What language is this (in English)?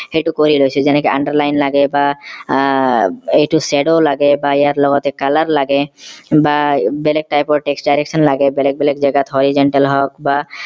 Assamese